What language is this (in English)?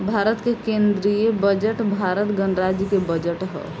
Bhojpuri